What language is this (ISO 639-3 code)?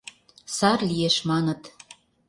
chm